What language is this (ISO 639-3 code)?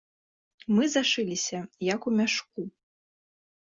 bel